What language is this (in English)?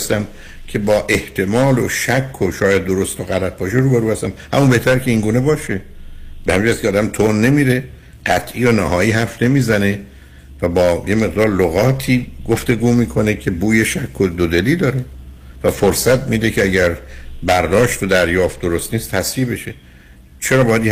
Persian